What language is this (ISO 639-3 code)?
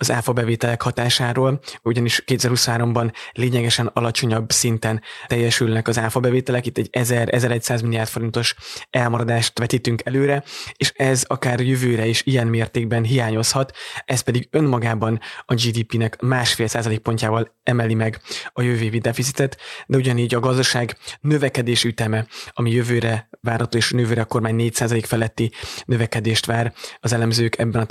hun